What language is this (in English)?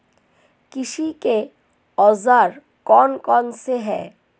Hindi